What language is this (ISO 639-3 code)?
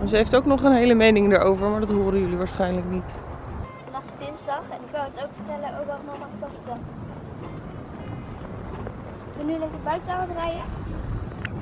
nld